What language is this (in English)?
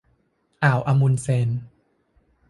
Thai